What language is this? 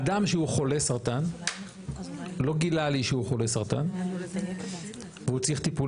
Hebrew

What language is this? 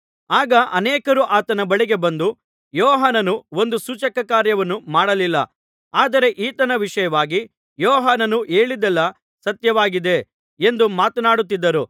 Kannada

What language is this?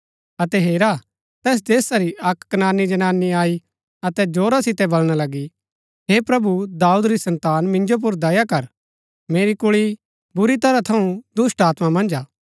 Gaddi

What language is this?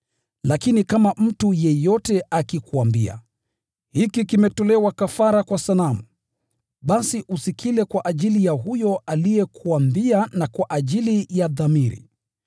Swahili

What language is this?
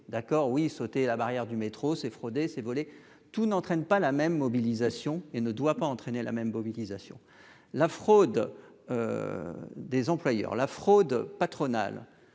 French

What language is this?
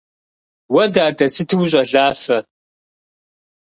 Kabardian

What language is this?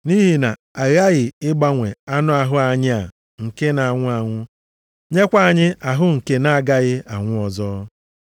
Igbo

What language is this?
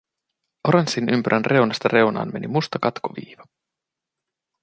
Finnish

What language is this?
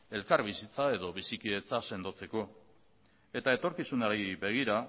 Basque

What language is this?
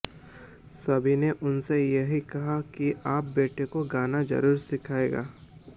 Hindi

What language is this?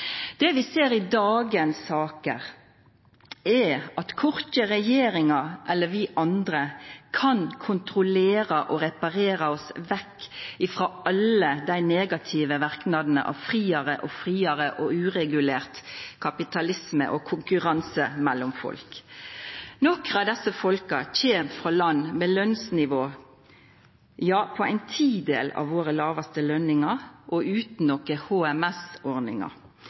Norwegian Nynorsk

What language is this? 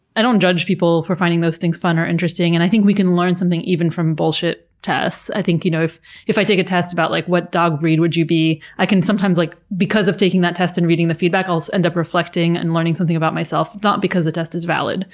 English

